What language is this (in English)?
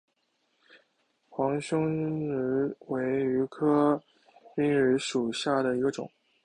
Chinese